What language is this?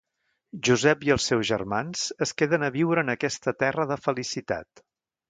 Catalan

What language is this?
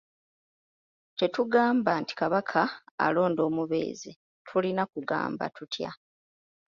Ganda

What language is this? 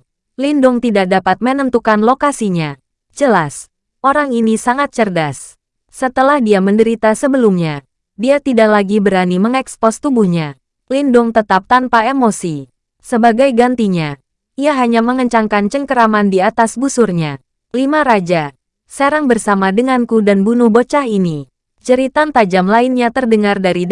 Indonesian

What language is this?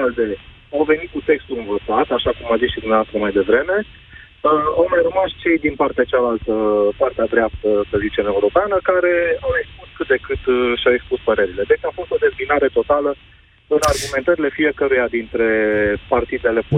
Romanian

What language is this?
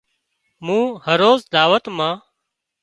Wadiyara Koli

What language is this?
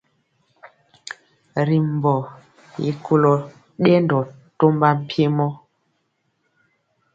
Mpiemo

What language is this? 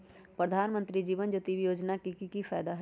Magahi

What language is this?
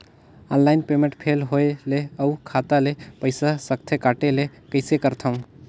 Chhattisgarhi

